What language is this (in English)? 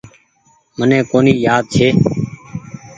Goaria